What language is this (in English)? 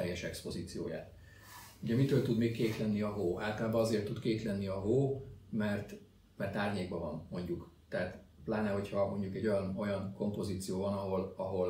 Hungarian